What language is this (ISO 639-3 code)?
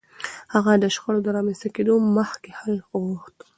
pus